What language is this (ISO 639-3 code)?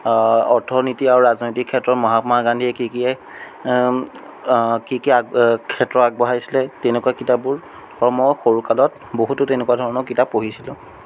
asm